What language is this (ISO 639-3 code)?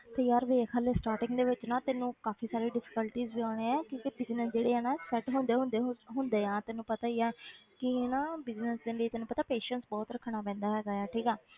pan